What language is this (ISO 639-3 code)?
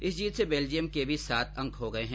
hin